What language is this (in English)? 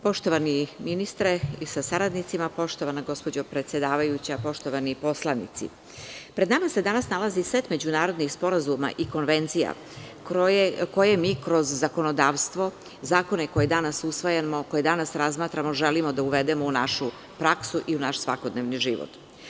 Serbian